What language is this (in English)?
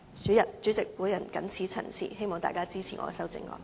Cantonese